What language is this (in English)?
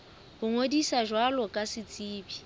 Southern Sotho